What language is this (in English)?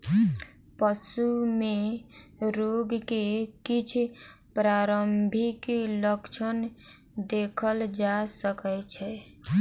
Maithili